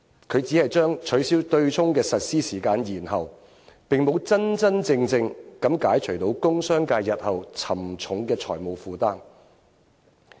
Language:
Cantonese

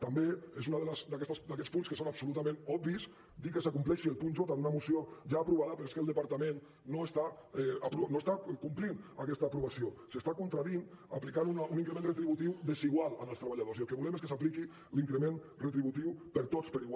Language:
Catalan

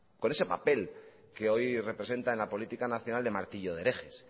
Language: Spanish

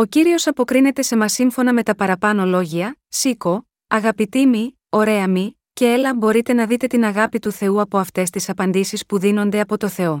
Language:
Greek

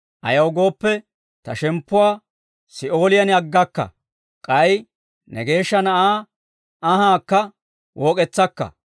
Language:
Dawro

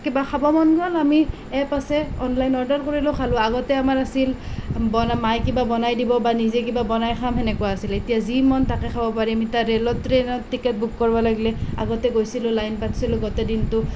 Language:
Assamese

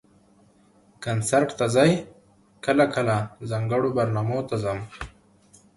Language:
Pashto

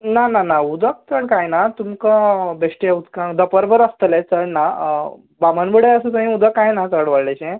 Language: Konkani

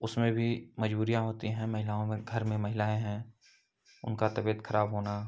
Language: Hindi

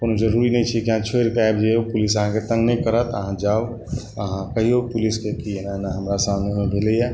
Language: Maithili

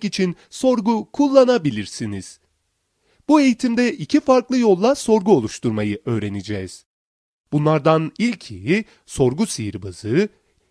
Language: Turkish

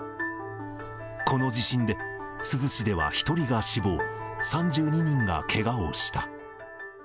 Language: Japanese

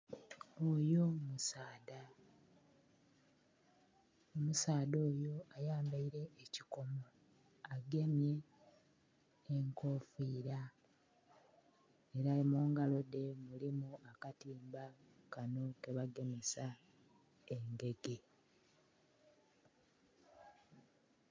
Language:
Soga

